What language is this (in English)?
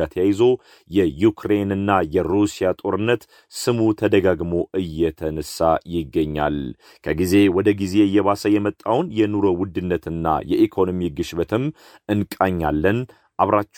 Amharic